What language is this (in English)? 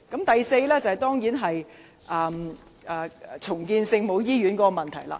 Cantonese